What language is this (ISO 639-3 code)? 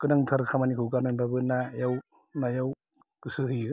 brx